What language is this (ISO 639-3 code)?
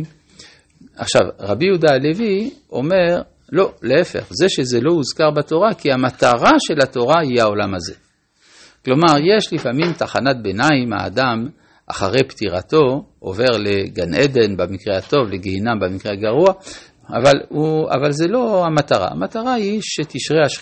heb